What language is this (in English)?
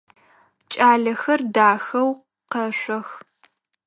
Adyghe